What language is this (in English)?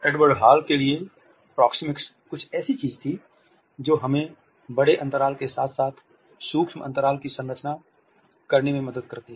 Hindi